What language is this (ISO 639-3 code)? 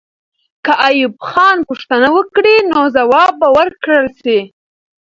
pus